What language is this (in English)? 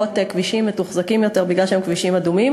Hebrew